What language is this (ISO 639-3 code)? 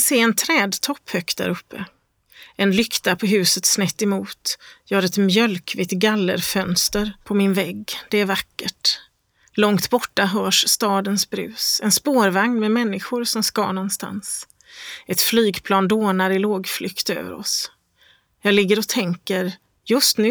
swe